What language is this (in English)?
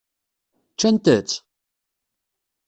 Kabyle